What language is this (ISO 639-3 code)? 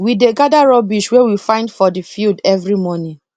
pcm